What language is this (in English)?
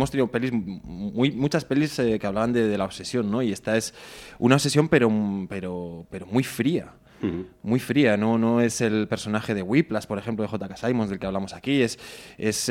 Spanish